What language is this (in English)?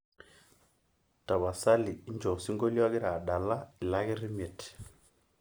Masai